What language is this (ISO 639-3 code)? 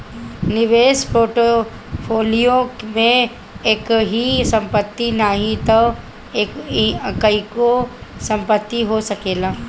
bho